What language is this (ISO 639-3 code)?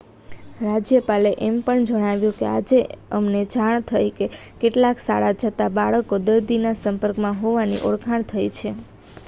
guj